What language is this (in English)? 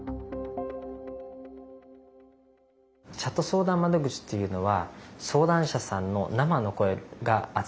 Japanese